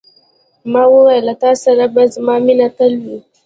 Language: Pashto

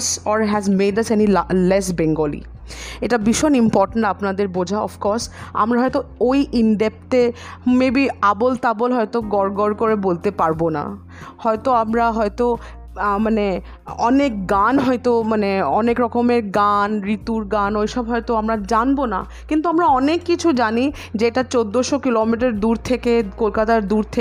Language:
Bangla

